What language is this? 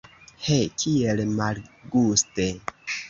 Esperanto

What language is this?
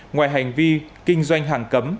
Vietnamese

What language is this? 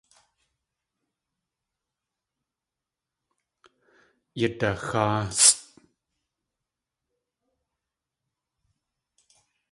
Tlingit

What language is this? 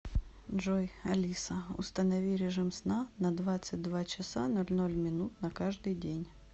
Russian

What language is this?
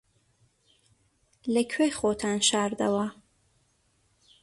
Central Kurdish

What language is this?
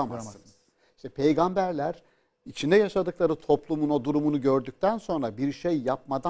Turkish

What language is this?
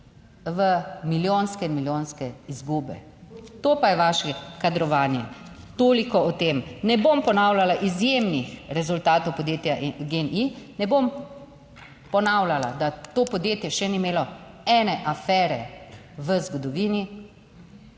Slovenian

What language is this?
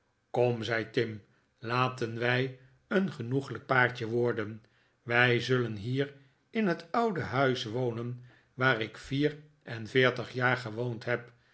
Dutch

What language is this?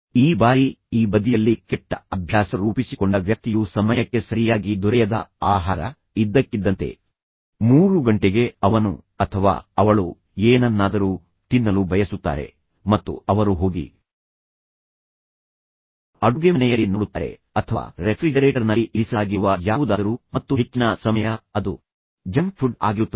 Kannada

